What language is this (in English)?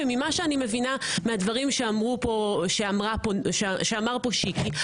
Hebrew